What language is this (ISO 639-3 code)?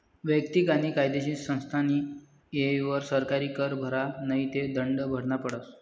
mar